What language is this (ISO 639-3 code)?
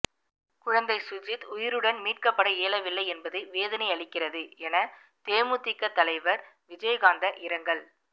tam